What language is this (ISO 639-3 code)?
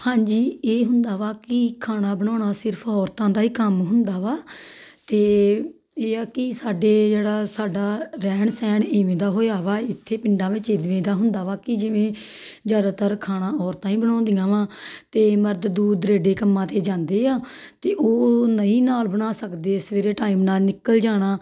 pan